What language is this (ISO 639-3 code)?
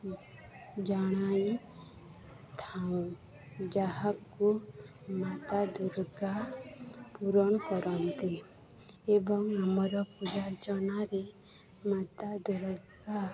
ori